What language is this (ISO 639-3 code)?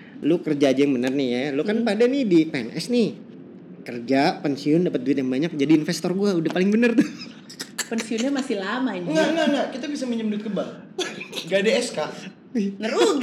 ind